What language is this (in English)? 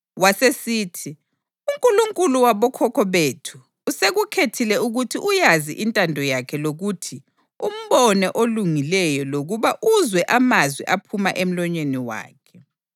North Ndebele